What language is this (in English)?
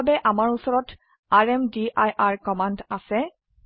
Assamese